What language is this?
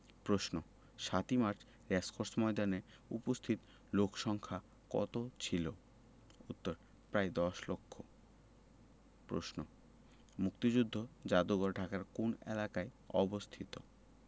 Bangla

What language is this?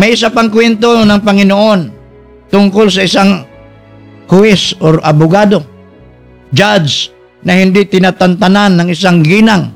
Filipino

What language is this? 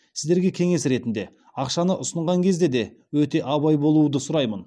Kazakh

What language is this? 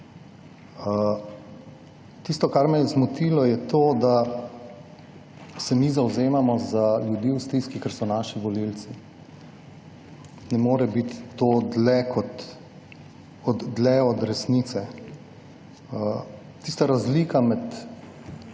Slovenian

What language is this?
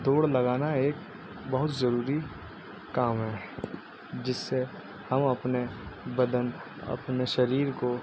Urdu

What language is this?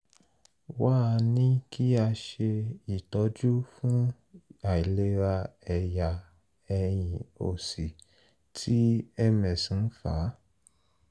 Yoruba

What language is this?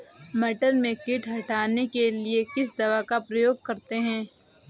Hindi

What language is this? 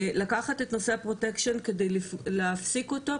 Hebrew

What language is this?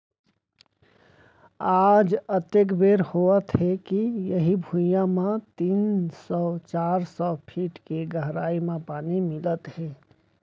Chhattisgarhi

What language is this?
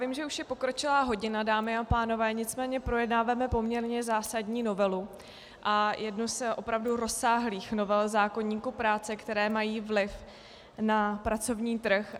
Czech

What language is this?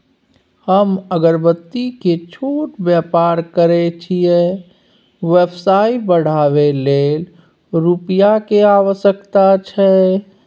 Maithili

